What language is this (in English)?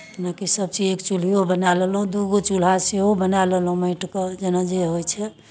Maithili